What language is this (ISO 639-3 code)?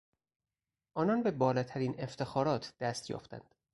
fas